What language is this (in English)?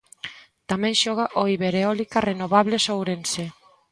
Galician